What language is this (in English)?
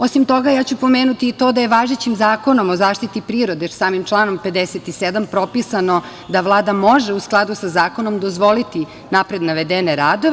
Serbian